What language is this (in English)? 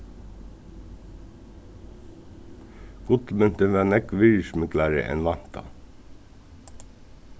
Faroese